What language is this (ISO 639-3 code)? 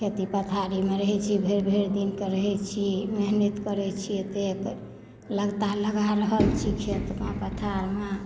mai